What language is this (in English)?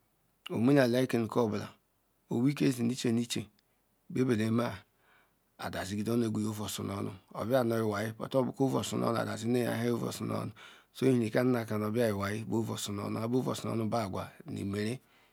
Ikwere